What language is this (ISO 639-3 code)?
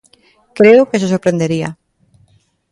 glg